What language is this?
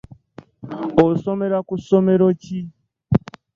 Ganda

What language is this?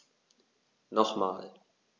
German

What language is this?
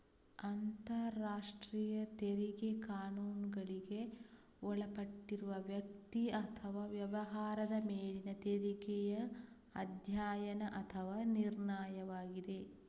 Kannada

